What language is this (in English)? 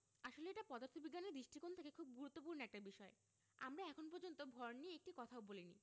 Bangla